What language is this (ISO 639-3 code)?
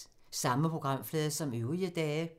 dan